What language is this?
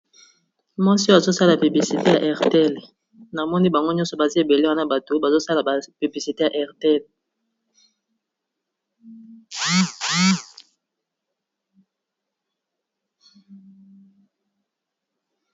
Lingala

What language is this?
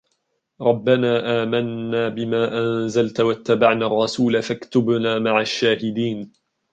Arabic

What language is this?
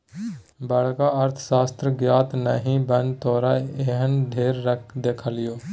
Maithili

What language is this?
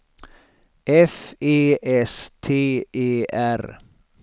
Swedish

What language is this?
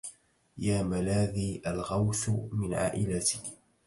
Arabic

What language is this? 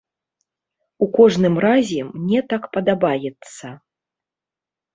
Belarusian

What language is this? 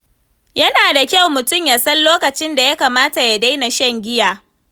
Hausa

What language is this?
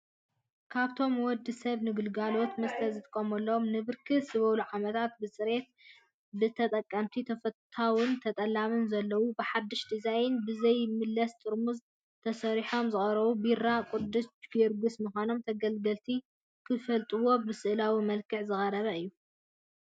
Tigrinya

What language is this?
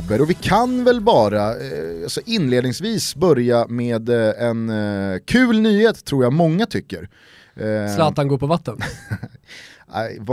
Swedish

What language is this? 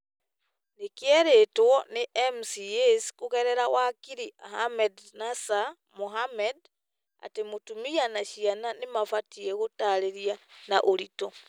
Kikuyu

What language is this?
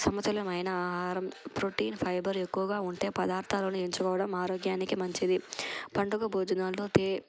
Telugu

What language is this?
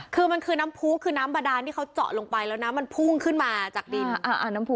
Thai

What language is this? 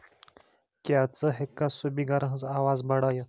Kashmiri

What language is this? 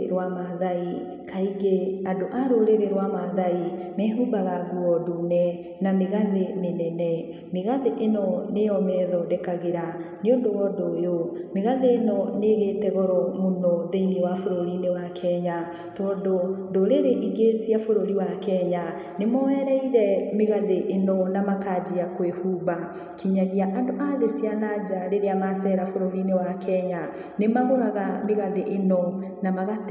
Kikuyu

